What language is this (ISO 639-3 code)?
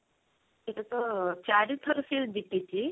ori